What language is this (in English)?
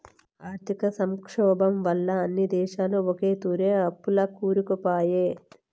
Telugu